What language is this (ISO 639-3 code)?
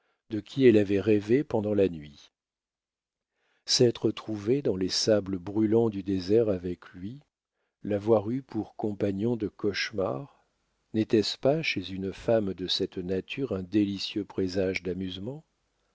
fra